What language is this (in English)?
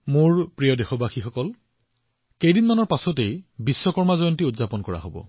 Assamese